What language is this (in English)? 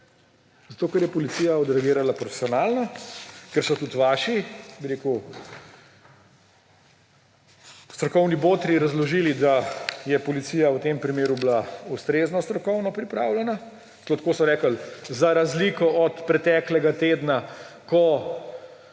Slovenian